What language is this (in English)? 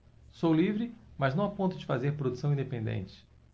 Portuguese